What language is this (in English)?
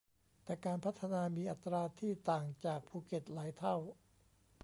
Thai